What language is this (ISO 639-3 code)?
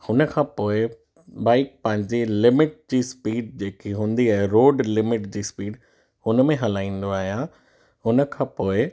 snd